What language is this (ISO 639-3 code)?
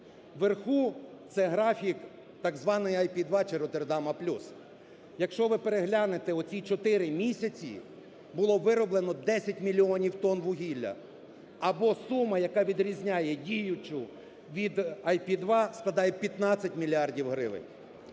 ukr